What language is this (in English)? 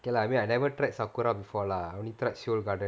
English